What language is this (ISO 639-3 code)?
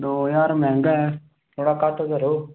doi